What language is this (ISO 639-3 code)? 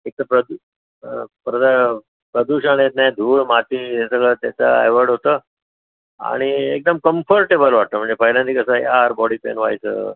mar